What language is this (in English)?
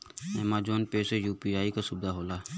Bhojpuri